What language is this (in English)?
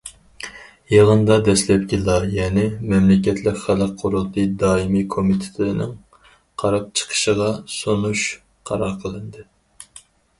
Uyghur